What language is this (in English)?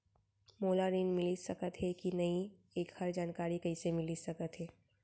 Chhattisgarhi